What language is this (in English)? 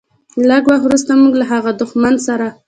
Pashto